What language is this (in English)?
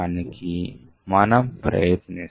Telugu